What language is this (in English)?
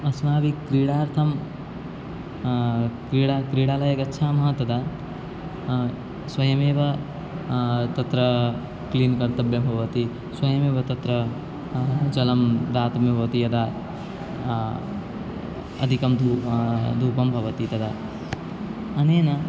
Sanskrit